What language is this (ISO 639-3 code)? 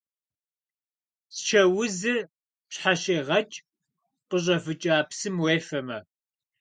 kbd